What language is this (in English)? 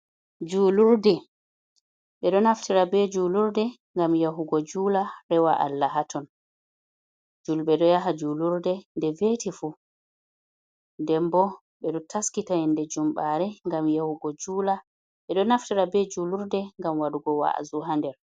Fula